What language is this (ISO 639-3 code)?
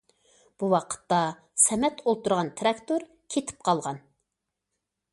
uig